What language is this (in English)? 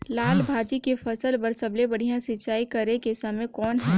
Chhattisgarhi